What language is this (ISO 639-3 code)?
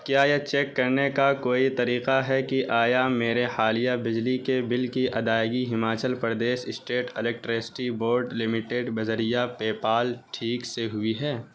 urd